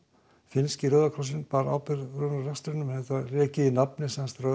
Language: Icelandic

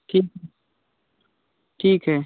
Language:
Hindi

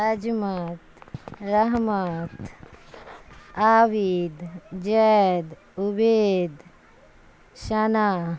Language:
Urdu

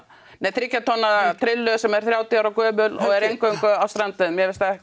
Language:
Icelandic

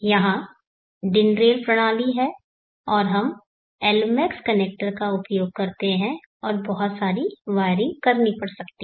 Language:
Hindi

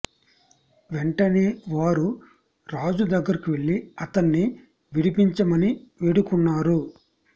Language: Telugu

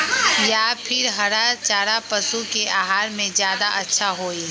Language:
Magahi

